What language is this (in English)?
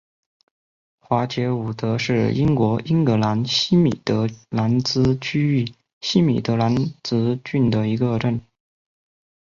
Chinese